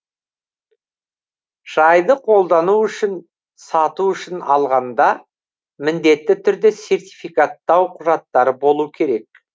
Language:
Kazakh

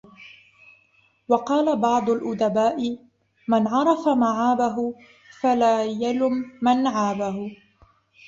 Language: Arabic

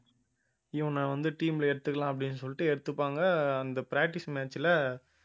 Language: Tamil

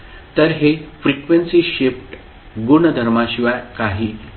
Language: Marathi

